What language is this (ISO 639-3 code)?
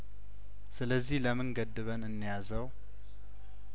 amh